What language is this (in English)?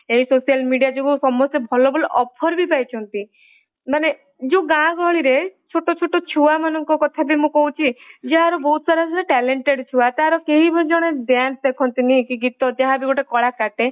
Odia